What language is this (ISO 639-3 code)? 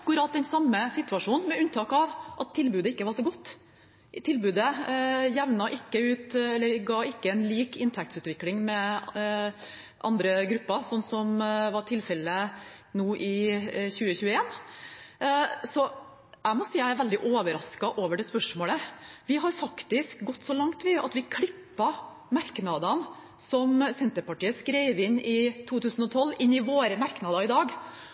nob